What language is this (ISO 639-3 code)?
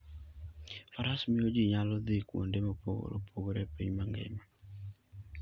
luo